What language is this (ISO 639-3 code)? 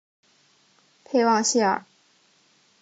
zho